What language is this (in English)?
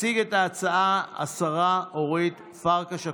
Hebrew